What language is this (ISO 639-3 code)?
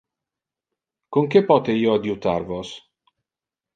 ina